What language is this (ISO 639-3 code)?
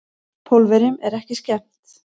isl